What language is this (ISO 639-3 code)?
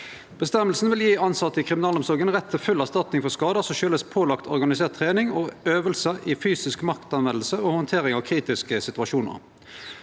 nor